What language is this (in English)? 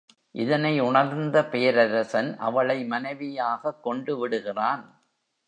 Tamil